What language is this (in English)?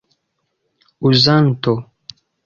Esperanto